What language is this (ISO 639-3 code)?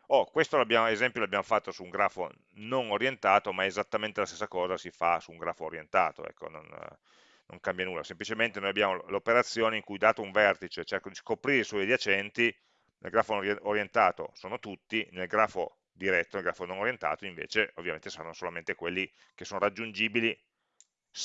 ita